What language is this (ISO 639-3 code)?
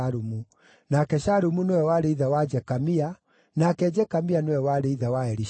kik